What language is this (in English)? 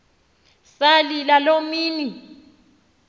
Xhosa